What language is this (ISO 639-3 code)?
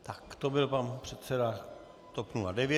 ces